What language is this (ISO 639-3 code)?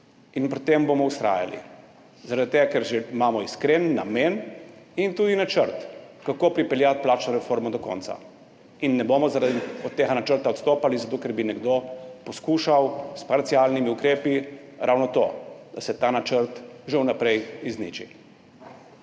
slv